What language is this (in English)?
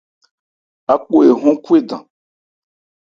Ebrié